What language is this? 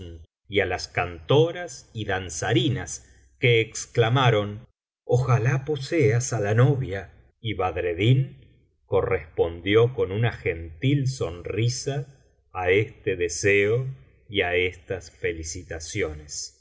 Spanish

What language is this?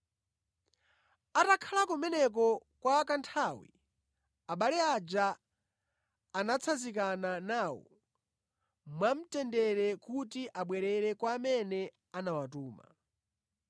Nyanja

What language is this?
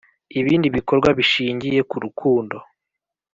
Kinyarwanda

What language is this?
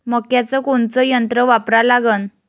Marathi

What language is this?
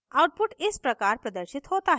Hindi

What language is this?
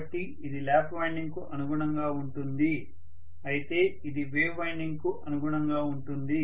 Telugu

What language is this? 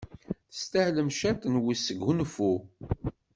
Kabyle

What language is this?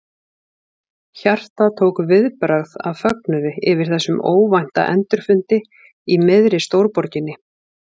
Icelandic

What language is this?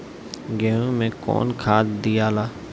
Bhojpuri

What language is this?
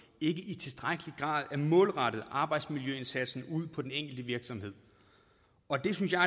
Danish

